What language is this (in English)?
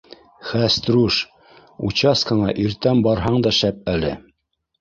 Bashkir